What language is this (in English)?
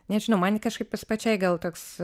Lithuanian